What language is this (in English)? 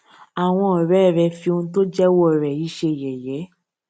Yoruba